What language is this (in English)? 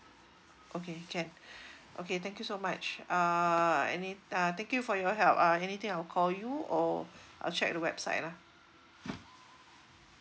English